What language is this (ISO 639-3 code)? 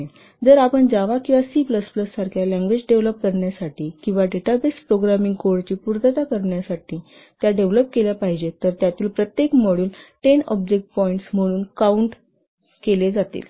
mar